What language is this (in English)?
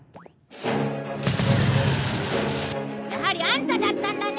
Japanese